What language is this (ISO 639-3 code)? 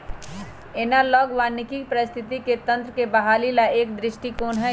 mag